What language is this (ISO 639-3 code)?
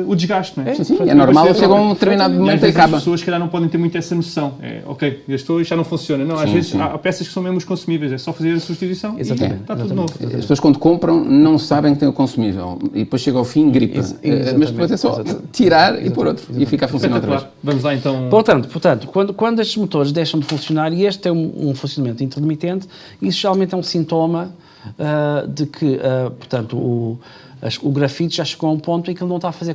por